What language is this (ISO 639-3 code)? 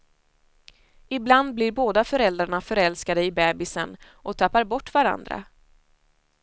swe